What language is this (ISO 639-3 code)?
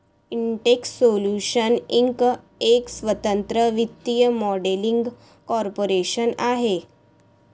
mar